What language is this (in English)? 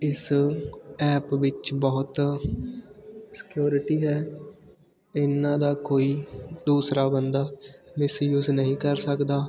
Punjabi